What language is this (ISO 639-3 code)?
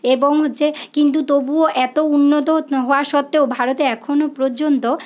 ben